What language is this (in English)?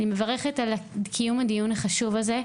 Hebrew